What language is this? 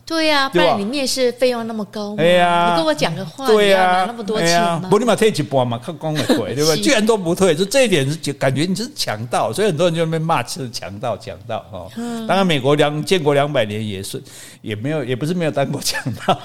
Chinese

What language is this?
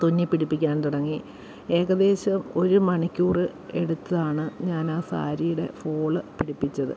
Malayalam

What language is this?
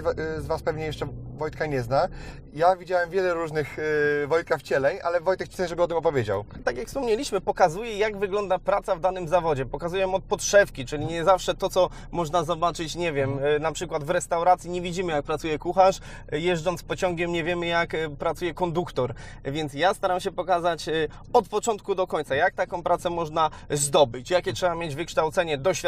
Polish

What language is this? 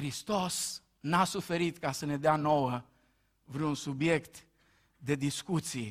Romanian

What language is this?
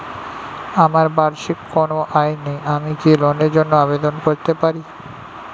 Bangla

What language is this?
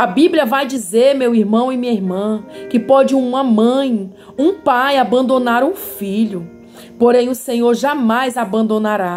Portuguese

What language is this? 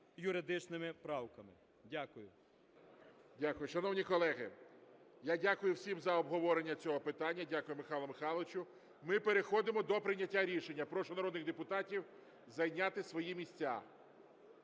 Ukrainian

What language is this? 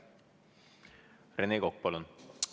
Estonian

